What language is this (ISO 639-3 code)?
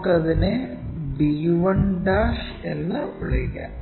mal